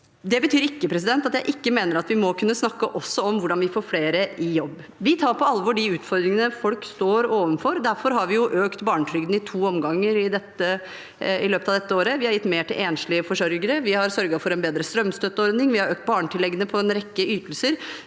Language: Norwegian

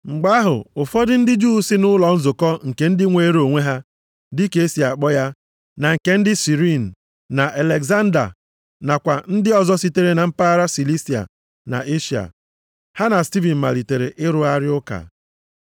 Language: Igbo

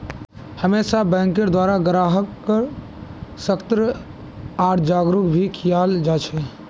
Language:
Magahi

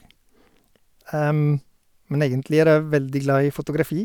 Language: Norwegian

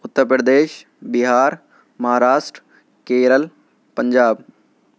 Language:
Urdu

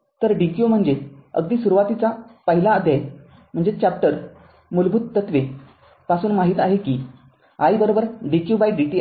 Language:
Marathi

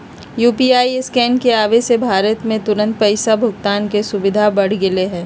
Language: Magahi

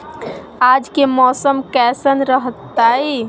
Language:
Magahi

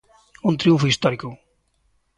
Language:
Galician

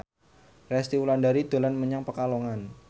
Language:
Javanese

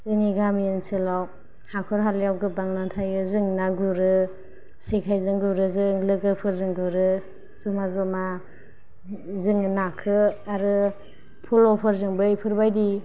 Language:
Bodo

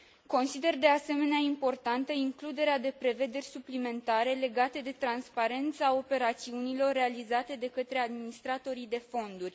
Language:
Romanian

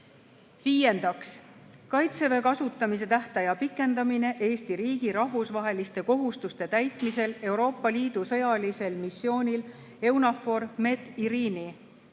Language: Estonian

